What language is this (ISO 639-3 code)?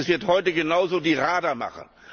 deu